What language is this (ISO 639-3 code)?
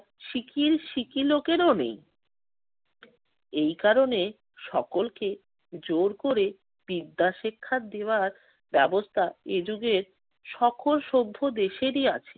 ben